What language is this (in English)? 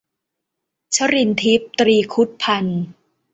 Thai